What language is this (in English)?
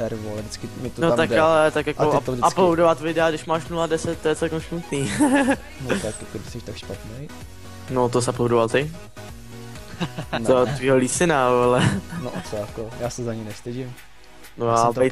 Czech